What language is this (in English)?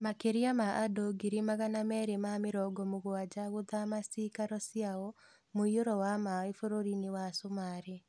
Kikuyu